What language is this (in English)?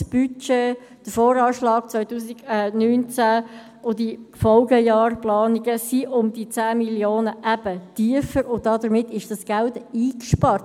Swiss German